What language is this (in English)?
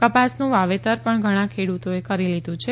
Gujarati